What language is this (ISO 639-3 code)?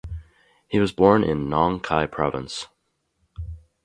eng